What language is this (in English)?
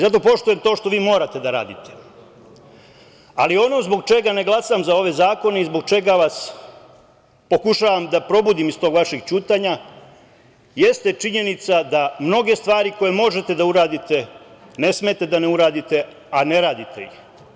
Serbian